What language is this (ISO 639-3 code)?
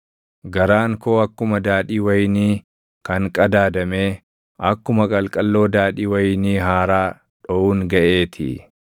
orm